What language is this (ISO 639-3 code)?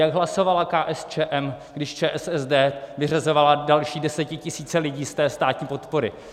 ces